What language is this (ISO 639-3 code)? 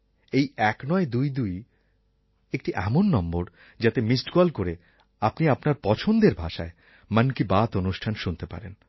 ben